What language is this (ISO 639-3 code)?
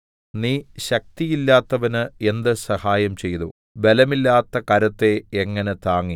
mal